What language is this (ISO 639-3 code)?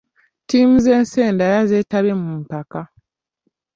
lug